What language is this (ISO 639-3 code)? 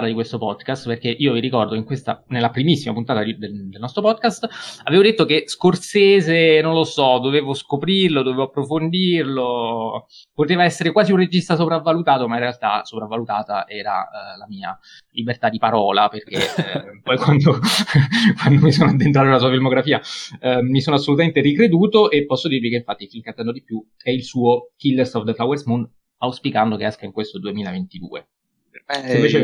ita